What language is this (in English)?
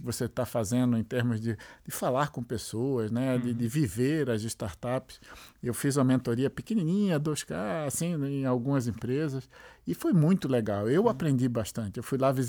Portuguese